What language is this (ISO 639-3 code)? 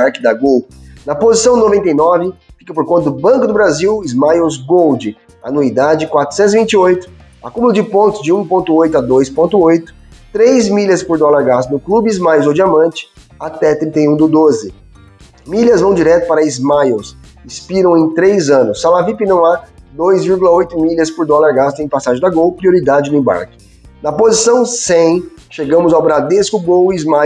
por